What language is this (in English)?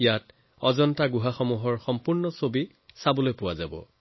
Assamese